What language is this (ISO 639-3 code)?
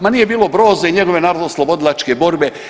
hrv